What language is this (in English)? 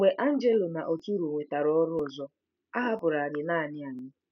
Igbo